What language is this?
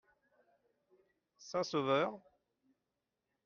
French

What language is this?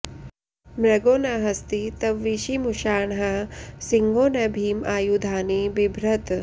Sanskrit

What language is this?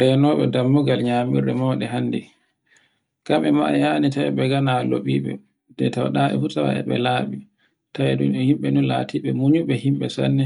Borgu Fulfulde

